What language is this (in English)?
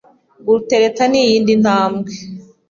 Kinyarwanda